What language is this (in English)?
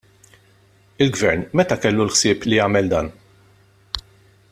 Maltese